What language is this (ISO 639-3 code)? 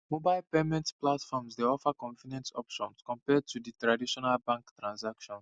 pcm